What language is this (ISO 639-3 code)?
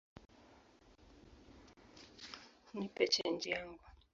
swa